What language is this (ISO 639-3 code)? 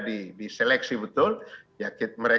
ind